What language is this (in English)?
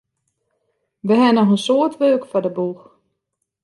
Western Frisian